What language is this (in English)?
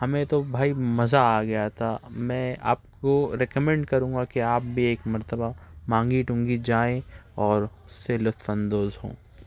Urdu